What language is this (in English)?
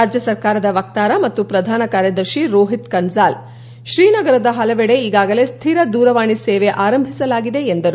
Kannada